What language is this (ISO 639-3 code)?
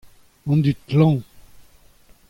bre